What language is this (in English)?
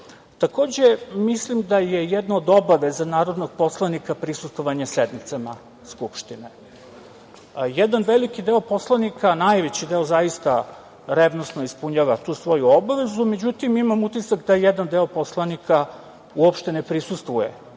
Serbian